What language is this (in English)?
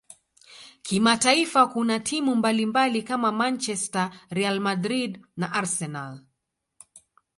Swahili